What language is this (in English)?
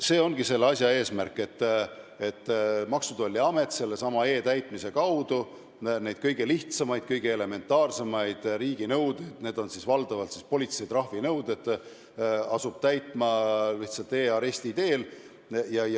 Estonian